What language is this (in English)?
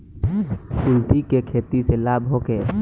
Bhojpuri